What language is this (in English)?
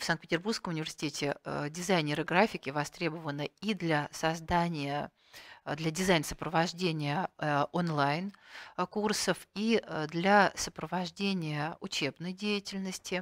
Russian